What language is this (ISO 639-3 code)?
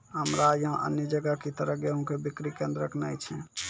mai